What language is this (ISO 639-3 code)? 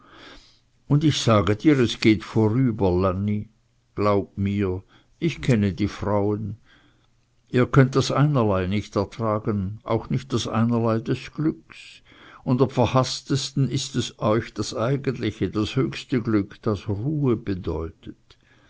deu